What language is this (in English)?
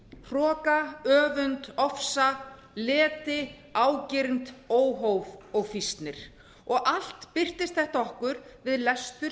Icelandic